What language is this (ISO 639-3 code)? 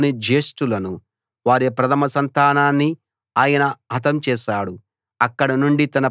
tel